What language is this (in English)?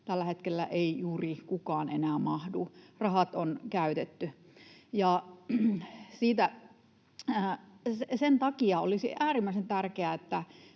Finnish